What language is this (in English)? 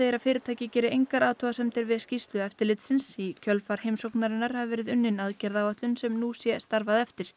Icelandic